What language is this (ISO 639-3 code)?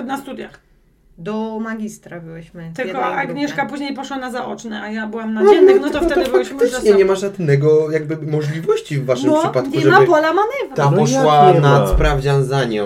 pol